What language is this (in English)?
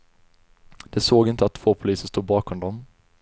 Swedish